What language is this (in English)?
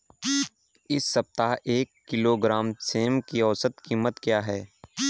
Hindi